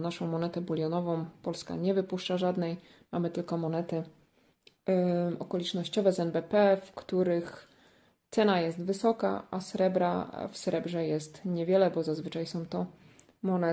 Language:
Polish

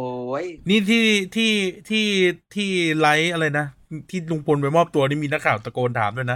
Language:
Thai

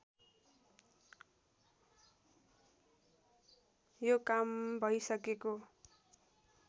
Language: Nepali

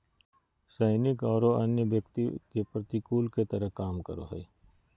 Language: Magahi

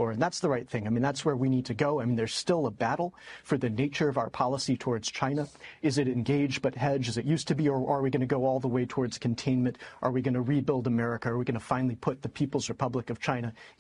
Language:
Chinese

